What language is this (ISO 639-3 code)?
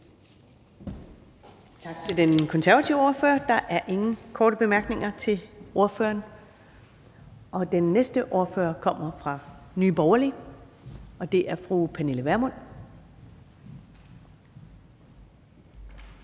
dan